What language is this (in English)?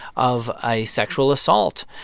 English